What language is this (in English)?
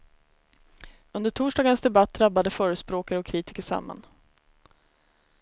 Swedish